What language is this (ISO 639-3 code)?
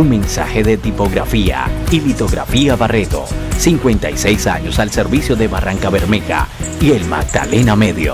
spa